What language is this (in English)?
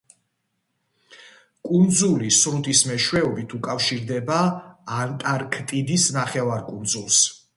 Georgian